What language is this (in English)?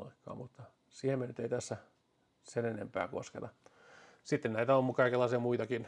Finnish